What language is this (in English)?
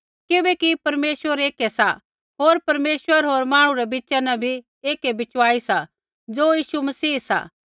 Kullu Pahari